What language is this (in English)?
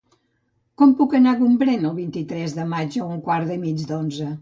Catalan